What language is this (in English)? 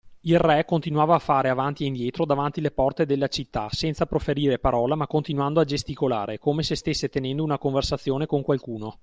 Italian